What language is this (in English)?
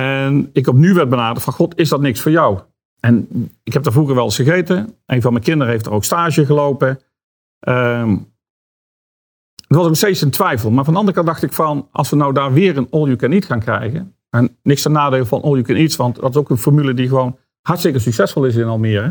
Dutch